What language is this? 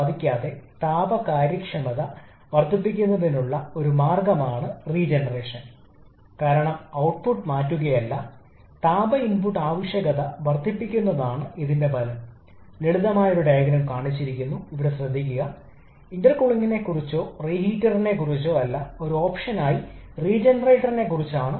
Malayalam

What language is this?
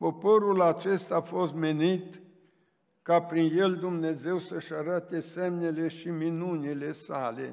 Romanian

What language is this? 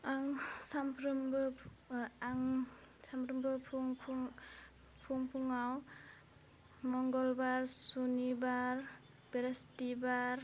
Bodo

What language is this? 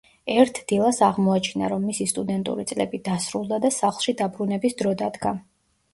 Georgian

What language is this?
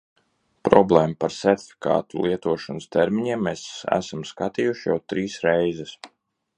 Latvian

